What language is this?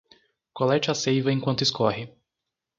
Portuguese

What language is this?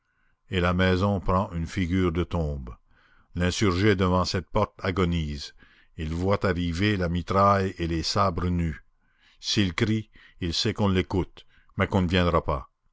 French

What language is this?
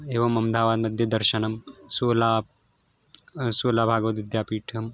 Sanskrit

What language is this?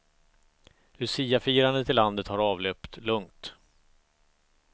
Swedish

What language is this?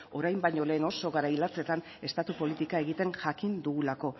Basque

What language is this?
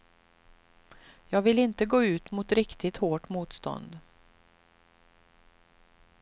Swedish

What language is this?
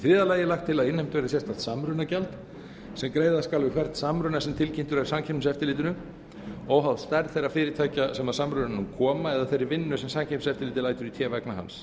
Icelandic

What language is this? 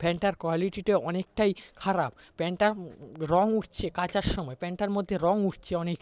Bangla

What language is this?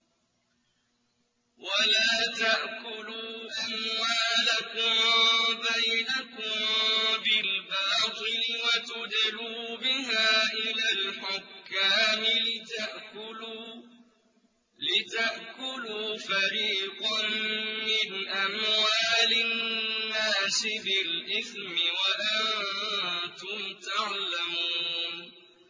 Arabic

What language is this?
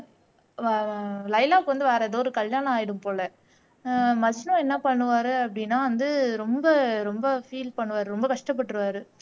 Tamil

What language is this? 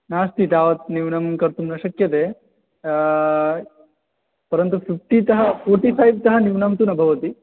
Sanskrit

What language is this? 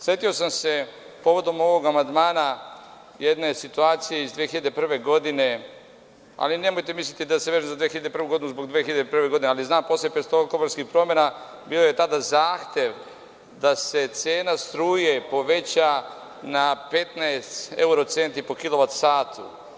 Serbian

